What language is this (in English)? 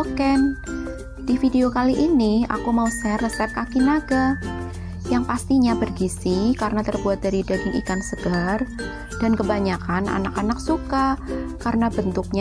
Indonesian